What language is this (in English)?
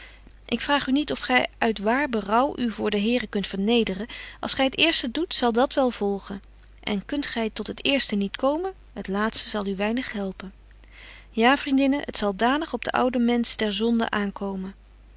Dutch